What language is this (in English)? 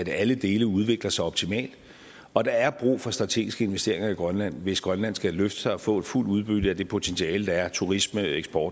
Danish